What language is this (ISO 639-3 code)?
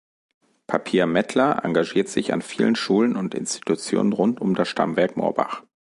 deu